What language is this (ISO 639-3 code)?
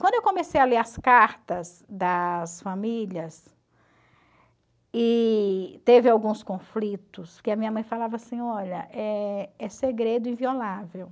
por